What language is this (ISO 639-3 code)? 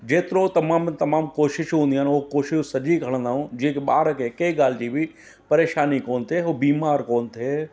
snd